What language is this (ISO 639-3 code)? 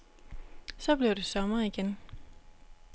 dan